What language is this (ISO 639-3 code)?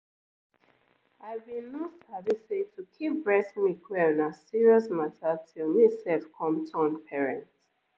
pcm